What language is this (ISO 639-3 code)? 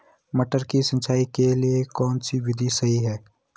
hin